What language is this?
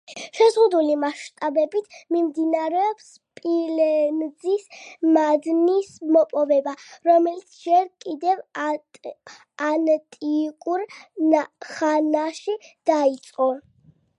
Georgian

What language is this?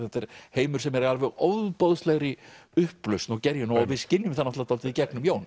Icelandic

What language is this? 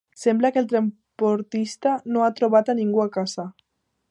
Catalan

